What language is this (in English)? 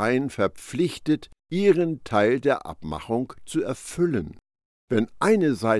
German